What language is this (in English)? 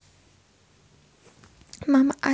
Russian